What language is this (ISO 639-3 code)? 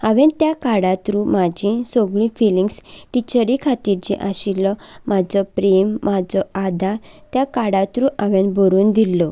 kok